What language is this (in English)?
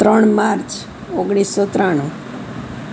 Gujarati